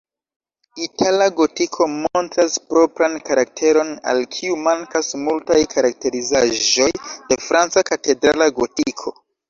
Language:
Esperanto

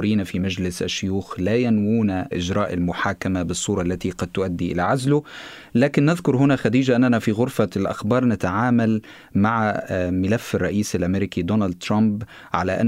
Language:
Arabic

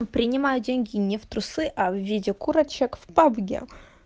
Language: Russian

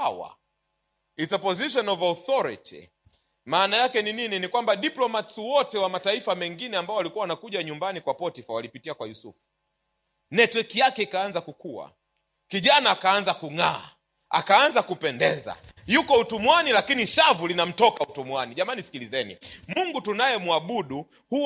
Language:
Swahili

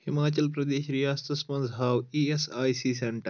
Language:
Kashmiri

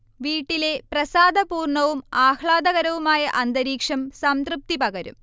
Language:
Malayalam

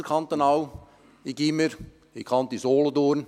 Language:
Swiss German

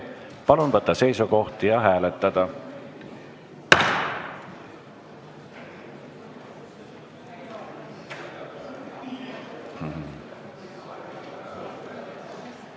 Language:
Estonian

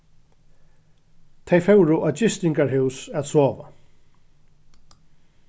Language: Faroese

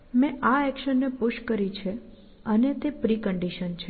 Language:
Gujarati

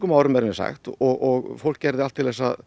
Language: Icelandic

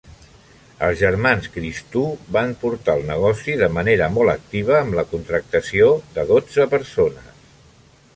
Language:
Catalan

